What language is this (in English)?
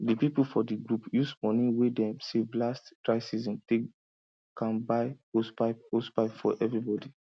Nigerian Pidgin